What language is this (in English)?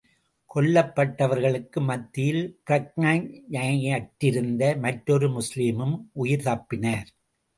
Tamil